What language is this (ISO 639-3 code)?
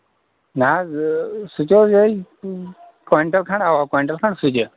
kas